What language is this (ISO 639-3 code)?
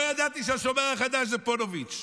heb